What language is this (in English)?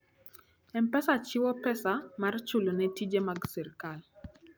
Luo (Kenya and Tanzania)